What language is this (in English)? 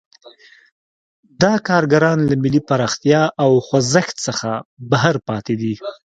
Pashto